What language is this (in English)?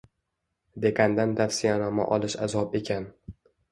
Uzbek